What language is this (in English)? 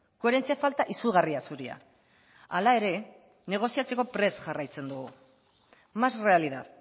Basque